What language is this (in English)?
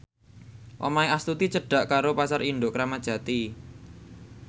Javanese